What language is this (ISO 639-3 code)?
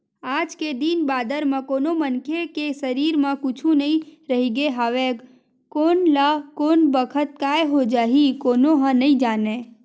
hne